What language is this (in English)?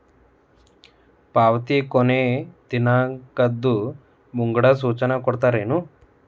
Kannada